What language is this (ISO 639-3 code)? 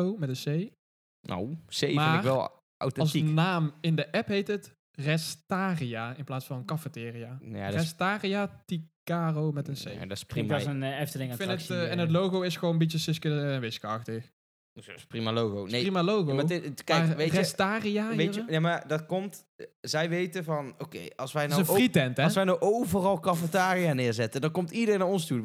nld